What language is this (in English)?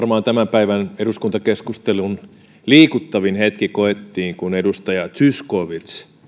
Finnish